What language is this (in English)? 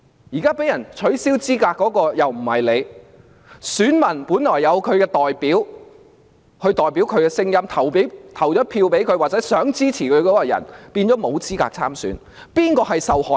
Cantonese